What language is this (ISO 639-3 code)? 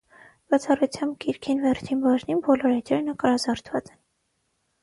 hye